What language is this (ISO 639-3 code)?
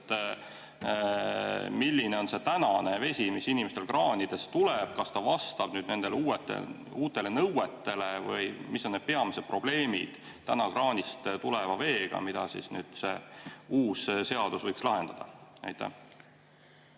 est